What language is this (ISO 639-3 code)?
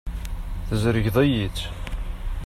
kab